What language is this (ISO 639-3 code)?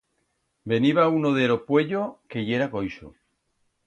arg